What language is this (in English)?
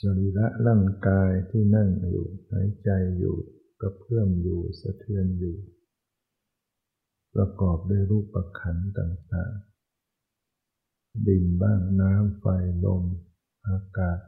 Thai